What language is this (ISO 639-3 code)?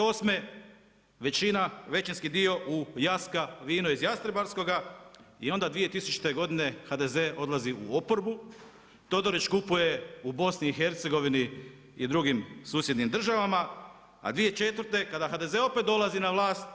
hrv